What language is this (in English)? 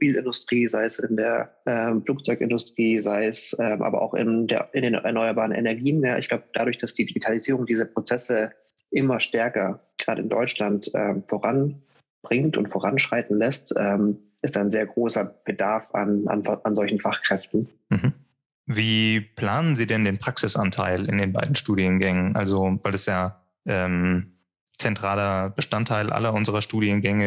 German